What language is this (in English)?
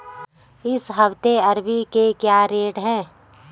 Hindi